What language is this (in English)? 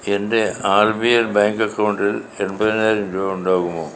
Malayalam